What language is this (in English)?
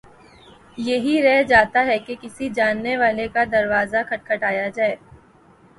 Urdu